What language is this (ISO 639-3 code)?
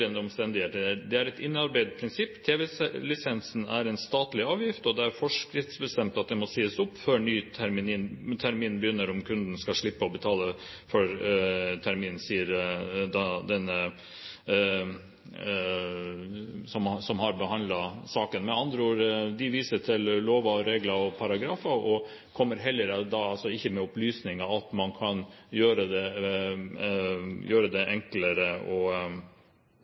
nob